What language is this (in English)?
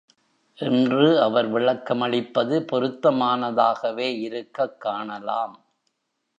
Tamil